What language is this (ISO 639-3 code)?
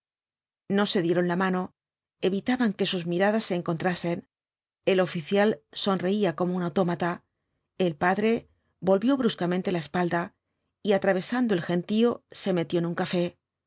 spa